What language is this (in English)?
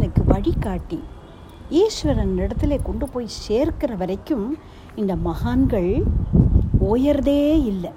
Tamil